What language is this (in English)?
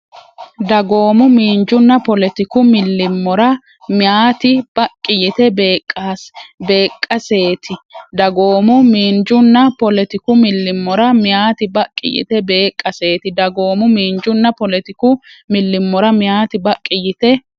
Sidamo